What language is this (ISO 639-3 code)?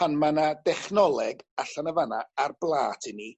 cym